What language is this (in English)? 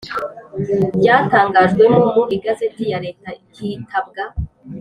Kinyarwanda